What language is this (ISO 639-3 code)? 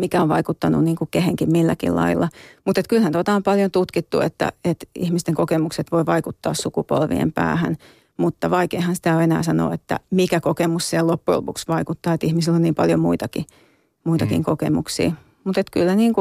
fin